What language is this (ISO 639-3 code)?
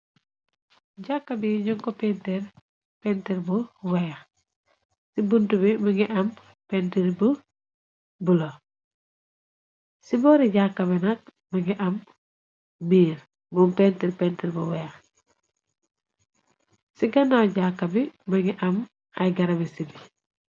wol